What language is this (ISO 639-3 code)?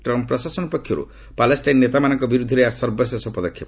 ori